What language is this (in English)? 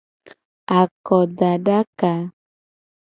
Gen